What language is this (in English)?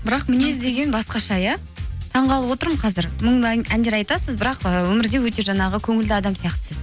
Kazakh